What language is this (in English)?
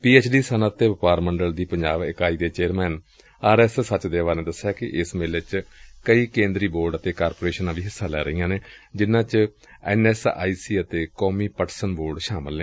Punjabi